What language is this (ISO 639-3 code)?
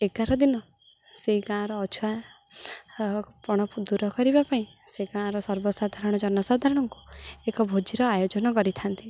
ori